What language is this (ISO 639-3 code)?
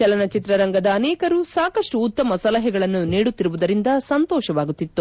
kan